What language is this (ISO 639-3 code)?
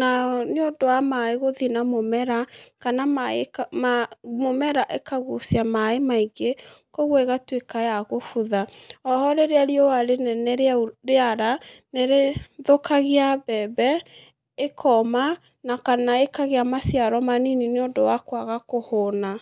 kik